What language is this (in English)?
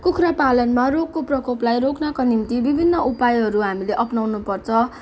Nepali